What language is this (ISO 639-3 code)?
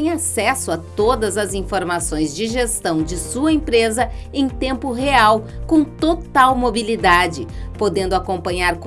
por